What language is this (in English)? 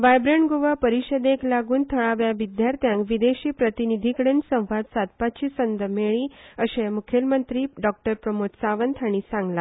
Konkani